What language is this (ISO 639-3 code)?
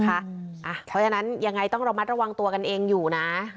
tha